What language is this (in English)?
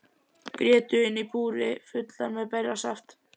Icelandic